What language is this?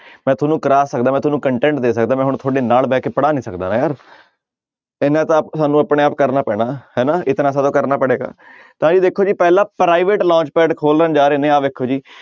Punjabi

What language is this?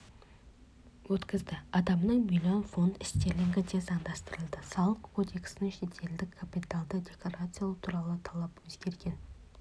Kazakh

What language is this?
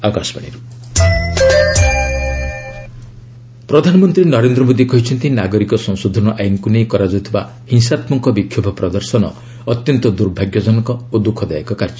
Odia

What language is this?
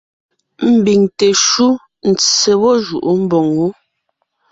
Ngiemboon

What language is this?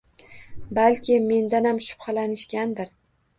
Uzbek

